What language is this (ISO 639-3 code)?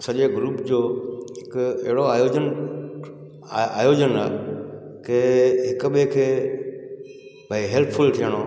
snd